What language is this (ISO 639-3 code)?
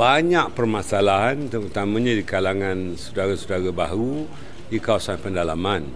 msa